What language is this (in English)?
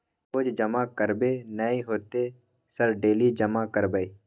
Maithili